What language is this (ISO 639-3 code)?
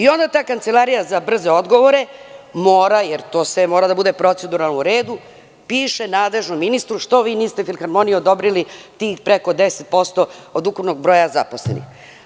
srp